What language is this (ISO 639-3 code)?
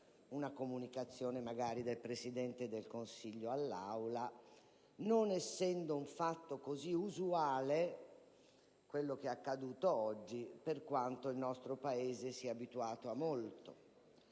ita